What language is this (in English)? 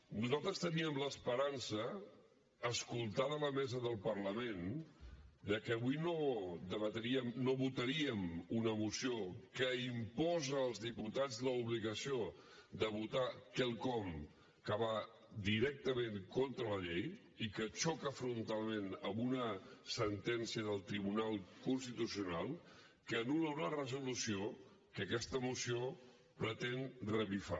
Catalan